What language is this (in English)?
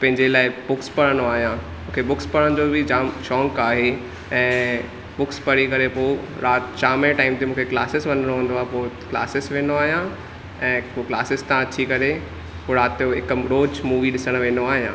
Sindhi